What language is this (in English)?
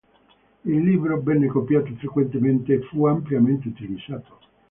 Italian